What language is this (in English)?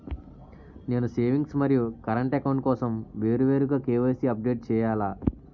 Telugu